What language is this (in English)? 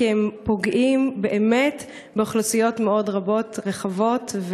Hebrew